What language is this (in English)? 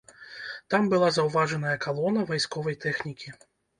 Belarusian